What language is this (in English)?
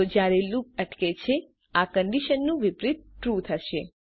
Gujarati